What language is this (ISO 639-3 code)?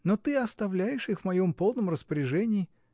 rus